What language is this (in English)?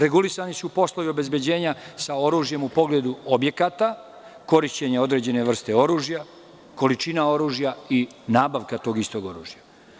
Serbian